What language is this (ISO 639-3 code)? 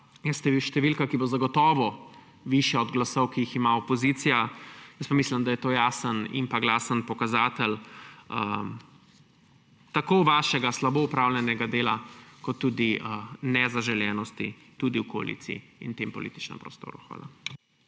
slv